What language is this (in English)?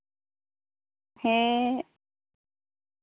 Santali